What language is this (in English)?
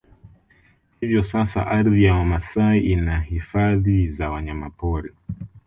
Swahili